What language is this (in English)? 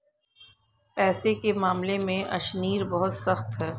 Hindi